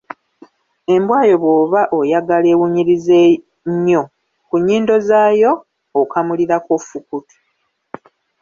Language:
Ganda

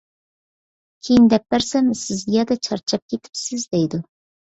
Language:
Uyghur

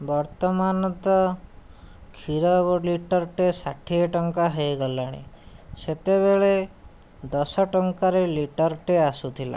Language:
Odia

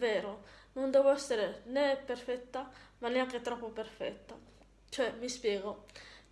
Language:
Italian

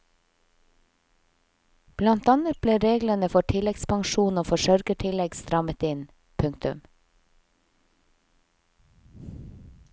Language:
Norwegian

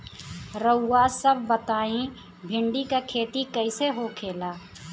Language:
Bhojpuri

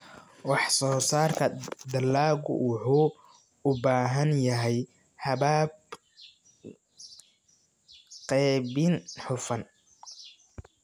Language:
Somali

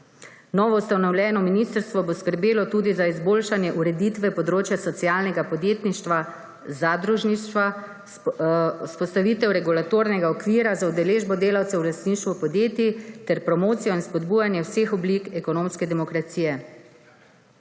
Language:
Slovenian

